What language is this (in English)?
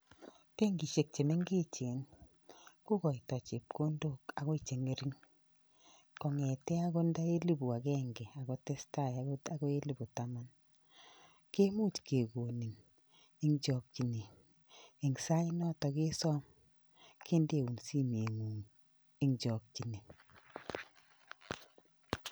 Kalenjin